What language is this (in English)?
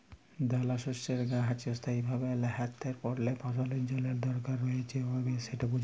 Bangla